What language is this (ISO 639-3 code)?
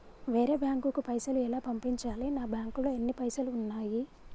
tel